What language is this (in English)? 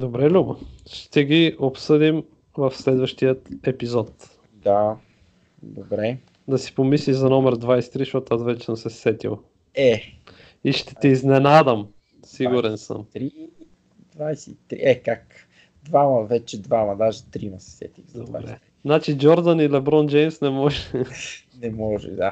Bulgarian